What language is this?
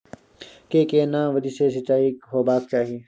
Maithili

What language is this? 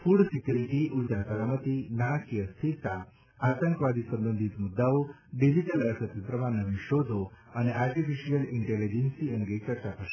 Gujarati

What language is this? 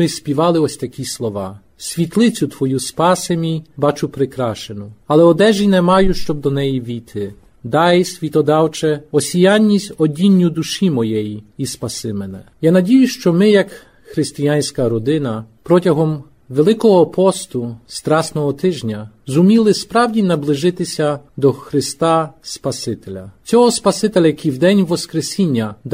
Ukrainian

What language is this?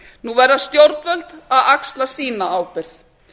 Icelandic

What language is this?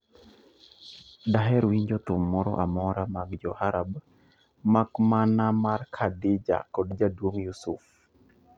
Luo (Kenya and Tanzania)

